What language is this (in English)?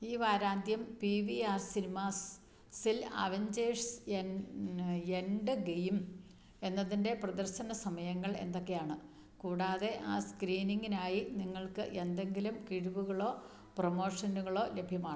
Malayalam